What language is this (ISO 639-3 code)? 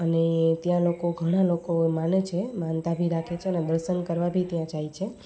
guj